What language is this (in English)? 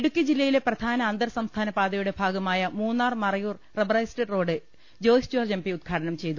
Malayalam